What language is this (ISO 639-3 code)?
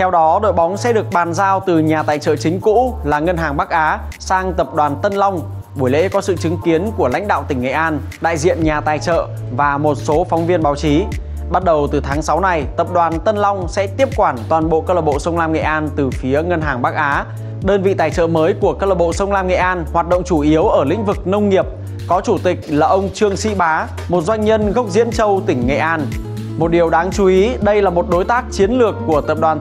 vie